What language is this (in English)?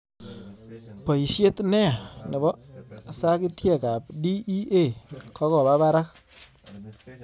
Kalenjin